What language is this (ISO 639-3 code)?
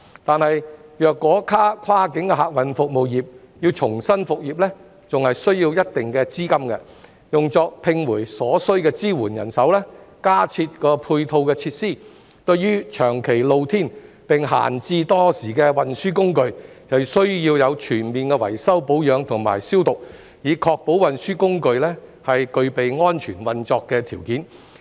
yue